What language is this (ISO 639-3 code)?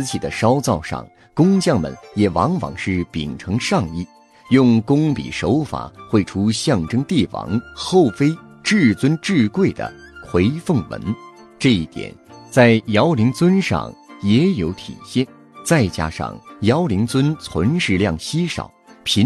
zho